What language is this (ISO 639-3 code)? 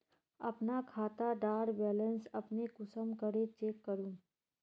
mag